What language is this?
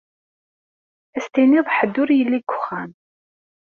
Kabyle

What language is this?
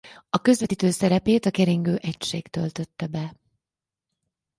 Hungarian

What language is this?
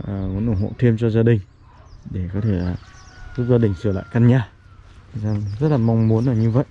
Vietnamese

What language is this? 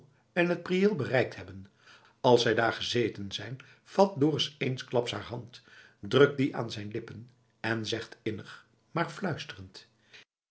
Dutch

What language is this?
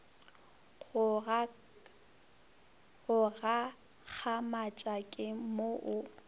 Northern Sotho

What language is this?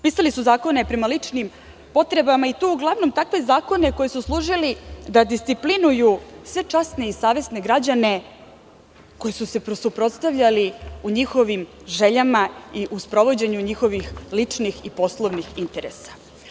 Serbian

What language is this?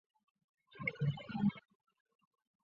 Chinese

